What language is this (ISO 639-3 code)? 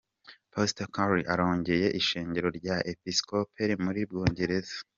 kin